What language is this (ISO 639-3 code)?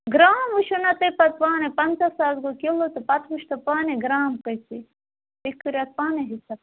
kas